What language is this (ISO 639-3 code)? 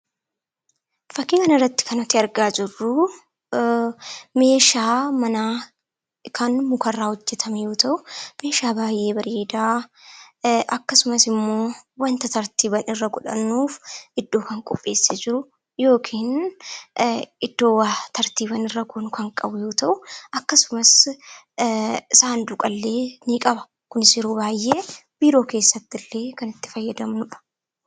orm